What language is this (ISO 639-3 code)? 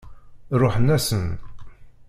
kab